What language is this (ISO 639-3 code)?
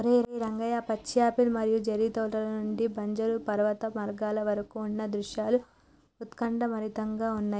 tel